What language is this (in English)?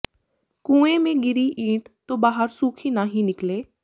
Punjabi